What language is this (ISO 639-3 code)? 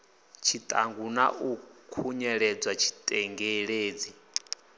ven